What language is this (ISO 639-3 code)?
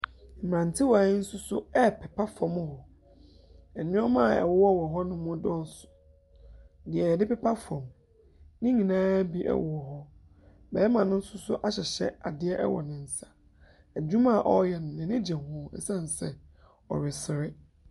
aka